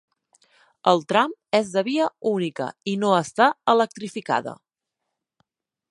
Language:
Catalan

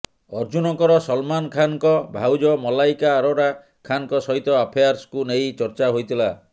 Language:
Odia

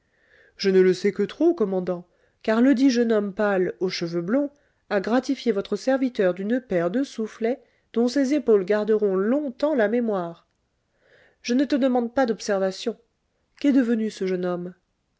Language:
French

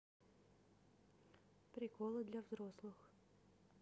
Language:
Russian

